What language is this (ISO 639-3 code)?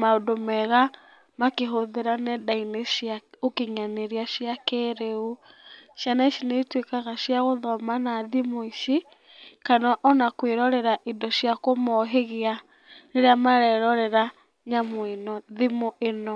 kik